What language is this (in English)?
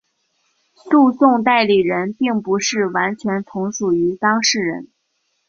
Chinese